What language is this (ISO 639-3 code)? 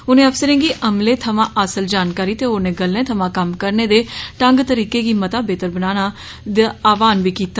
doi